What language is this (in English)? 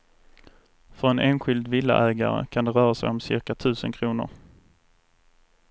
Swedish